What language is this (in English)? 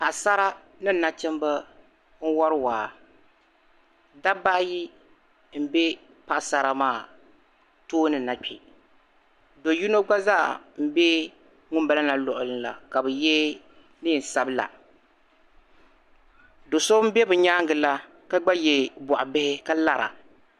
Dagbani